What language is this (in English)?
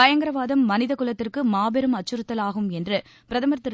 Tamil